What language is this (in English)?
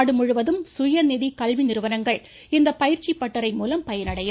Tamil